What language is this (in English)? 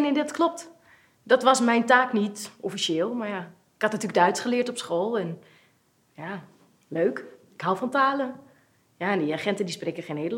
Dutch